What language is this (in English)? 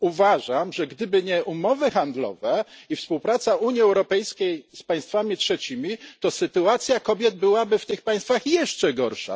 Polish